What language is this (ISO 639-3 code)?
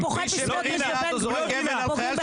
heb